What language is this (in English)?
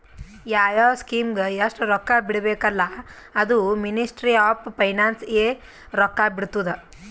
Kannada